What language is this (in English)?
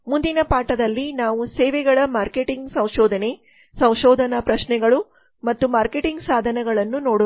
Kannada